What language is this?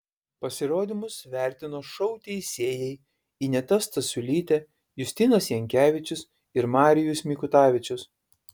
Lithuanian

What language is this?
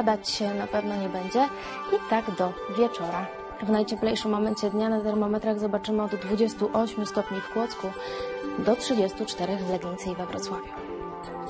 Polish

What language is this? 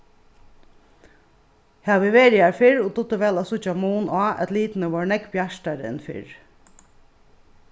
Faroese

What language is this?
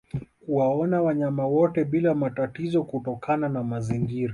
Swahili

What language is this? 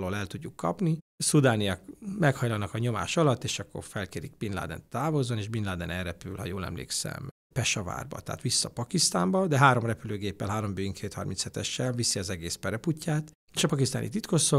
Hungarian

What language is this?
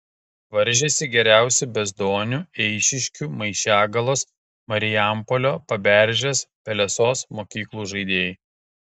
Lithuanian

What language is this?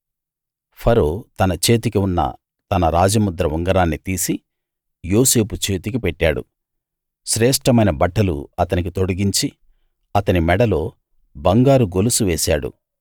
Telugu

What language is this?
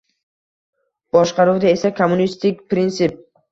Uzbek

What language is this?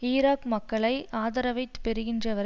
Tamil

